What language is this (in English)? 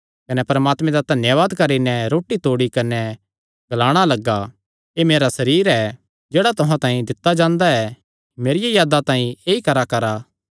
Kangri